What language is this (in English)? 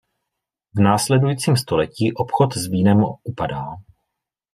Czech